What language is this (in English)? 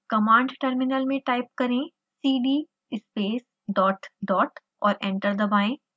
Hindi